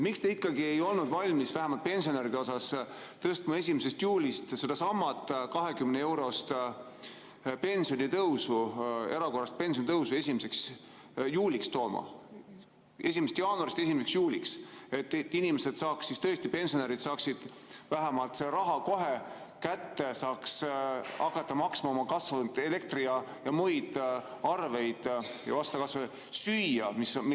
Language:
Estonian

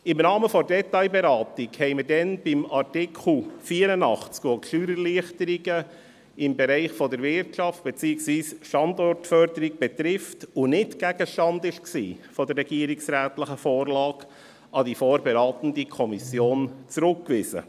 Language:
Swiss German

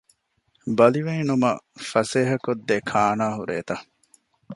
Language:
Divehi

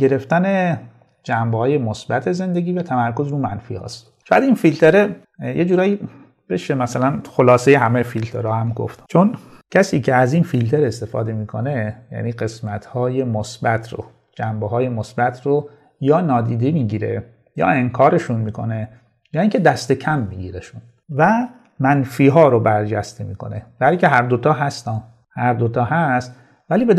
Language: Persian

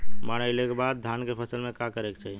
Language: Bhojpuri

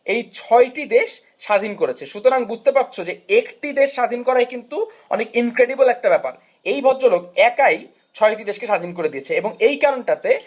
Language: Bangla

